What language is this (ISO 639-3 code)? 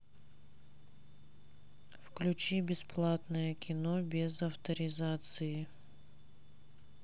rus